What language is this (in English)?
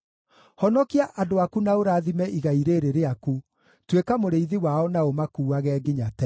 Kikuyu